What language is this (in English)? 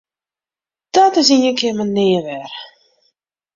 Western Frisian